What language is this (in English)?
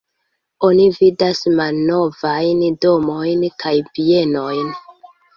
Esperanto